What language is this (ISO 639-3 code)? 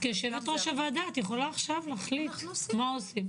heb